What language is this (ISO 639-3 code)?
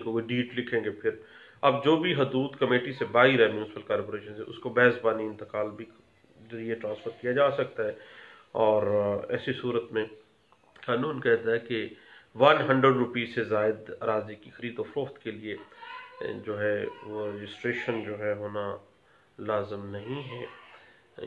hin